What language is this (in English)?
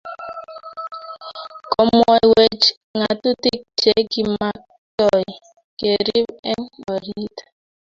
Kalenjin